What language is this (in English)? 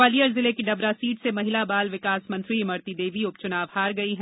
Hindi